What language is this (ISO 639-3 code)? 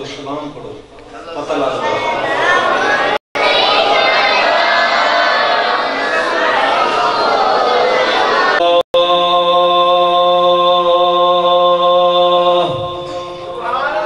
ara